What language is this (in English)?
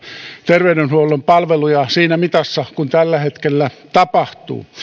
Finnish